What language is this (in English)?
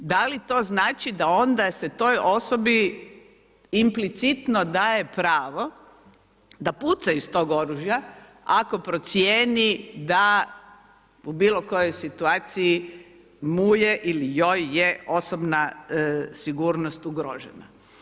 Croatian